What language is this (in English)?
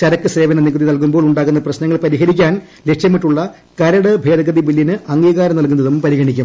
Malayalam